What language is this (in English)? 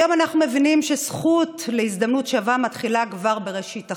Hebrew